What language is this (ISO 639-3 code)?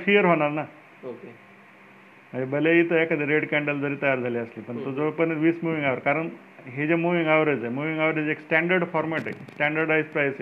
mar